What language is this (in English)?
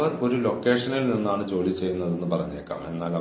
Malayalam